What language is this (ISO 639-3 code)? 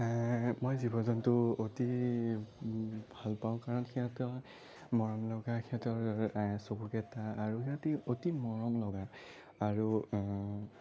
asm